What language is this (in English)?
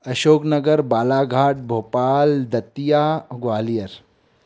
Sindhi